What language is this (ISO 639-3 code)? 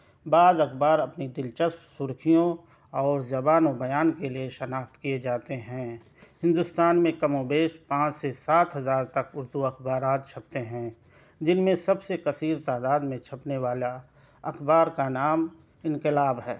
urd